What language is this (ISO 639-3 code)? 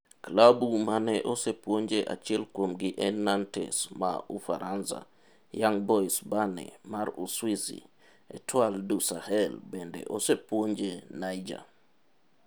luo